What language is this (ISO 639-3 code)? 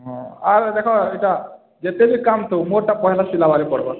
ori